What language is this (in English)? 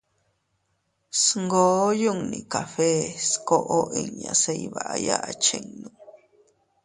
Teutila Cuicatec